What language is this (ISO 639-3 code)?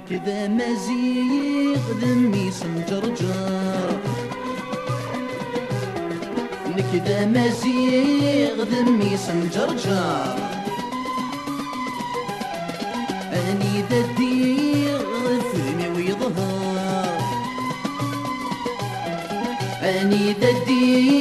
ara